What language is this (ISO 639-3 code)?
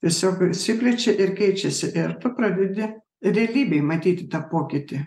lit